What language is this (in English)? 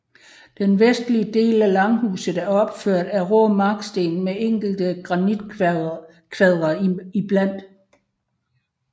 Danish